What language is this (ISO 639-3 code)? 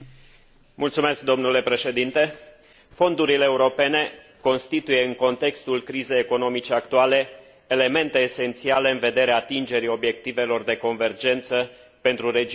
ron